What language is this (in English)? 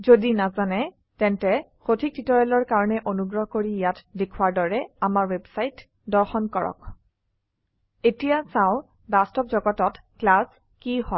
Assamese